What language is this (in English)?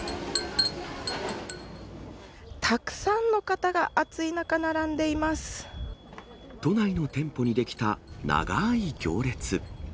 Japanese